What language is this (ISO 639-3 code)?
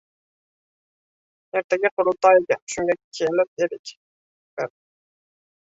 uzb